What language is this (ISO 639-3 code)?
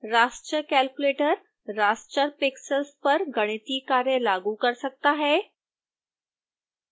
hin